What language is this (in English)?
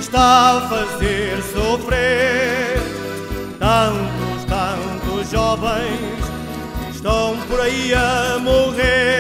Portuguese